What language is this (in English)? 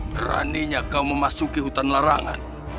Indonesian